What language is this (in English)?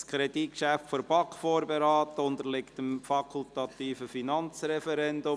Swiss German